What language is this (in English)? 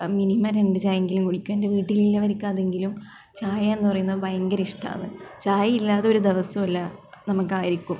Malayalam